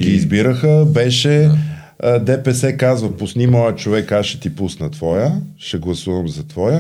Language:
Bulgarian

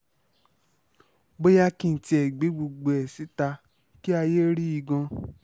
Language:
Yoruba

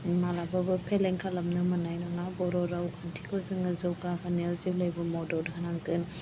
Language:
Bodo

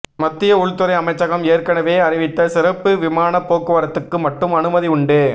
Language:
Tamil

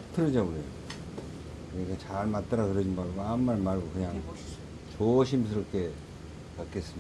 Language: Korean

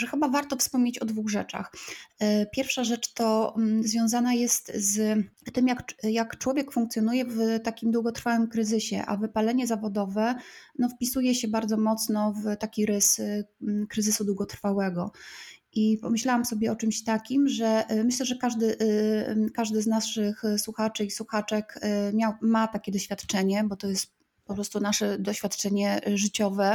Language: Polish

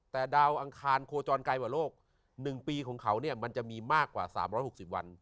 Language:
Thai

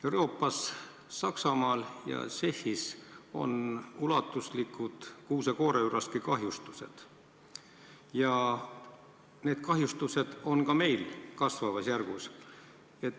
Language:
Estonian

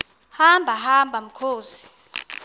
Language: Xhosa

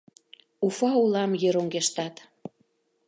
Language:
Mari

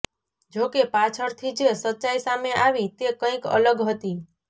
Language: Gujarati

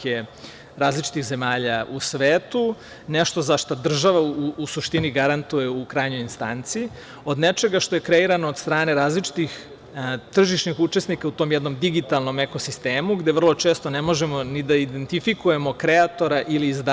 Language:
Serbian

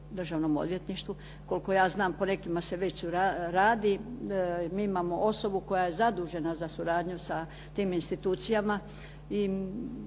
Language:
Croatian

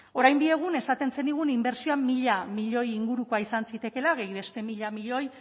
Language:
Basque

